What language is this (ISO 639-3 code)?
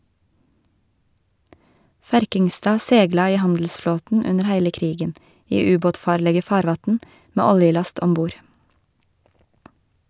nor